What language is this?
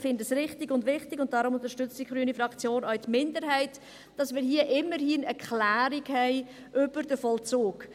Swiss German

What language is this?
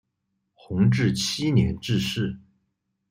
Chinese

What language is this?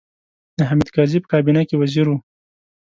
Pashto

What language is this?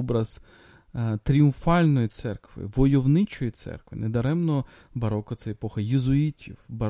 Ukrainian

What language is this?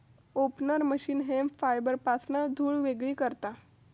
Marathi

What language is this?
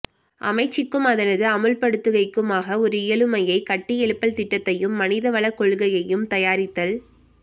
Tamil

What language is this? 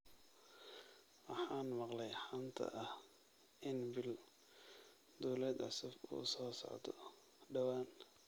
Somali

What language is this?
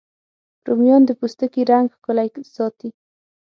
Pashto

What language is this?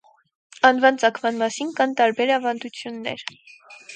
Armenian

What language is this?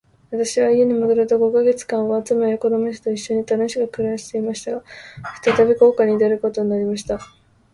Japanese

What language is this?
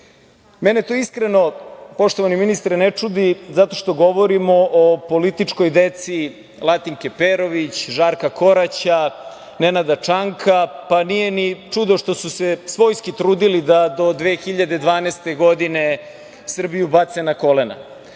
Serbian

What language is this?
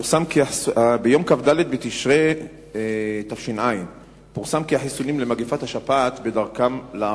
Hebrew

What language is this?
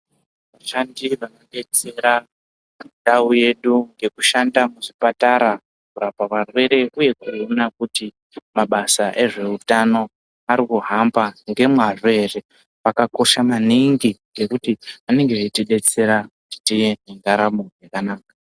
Ndau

